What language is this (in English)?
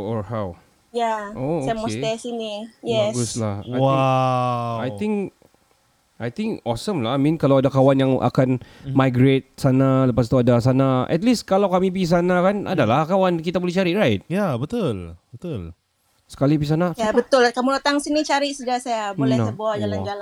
Malay